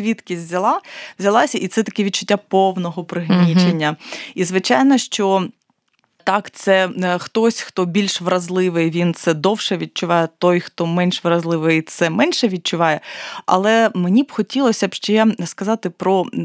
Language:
Ukrainian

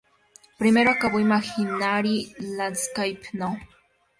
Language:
Spanish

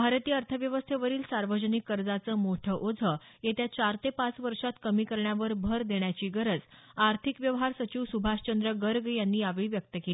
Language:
Marathi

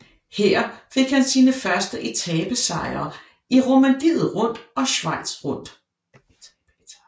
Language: Danish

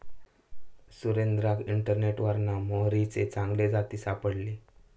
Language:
Marathi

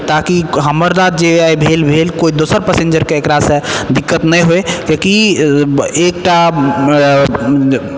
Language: Maithili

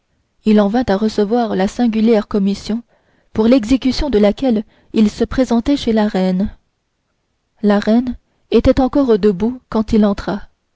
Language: French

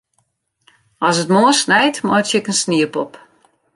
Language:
Western Frisian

